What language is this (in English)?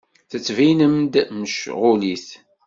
Kabyle